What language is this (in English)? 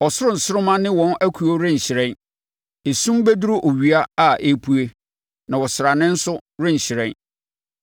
Akan